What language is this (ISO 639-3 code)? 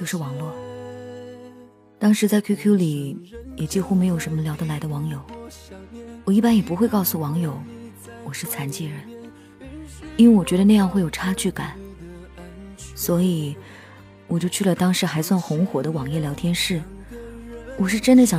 zho